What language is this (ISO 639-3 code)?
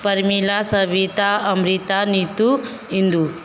hin